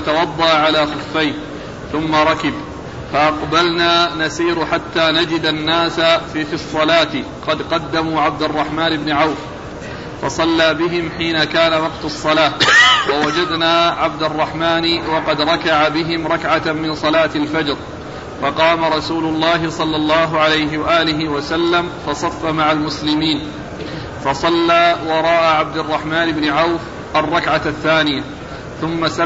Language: Arabic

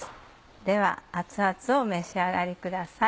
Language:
Japanese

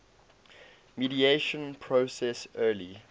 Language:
English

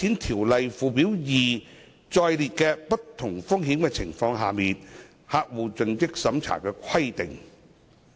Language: Cantonese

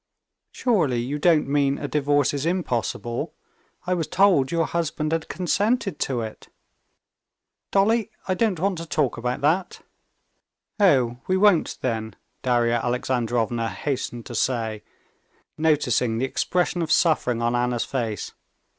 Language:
English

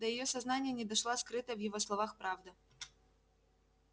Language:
Russian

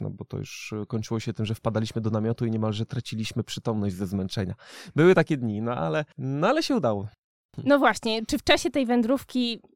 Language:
Polish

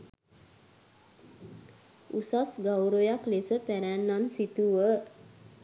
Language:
Sinhala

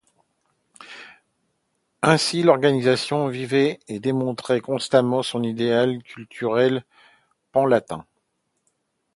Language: French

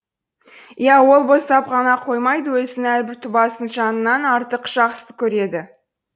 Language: Kazakh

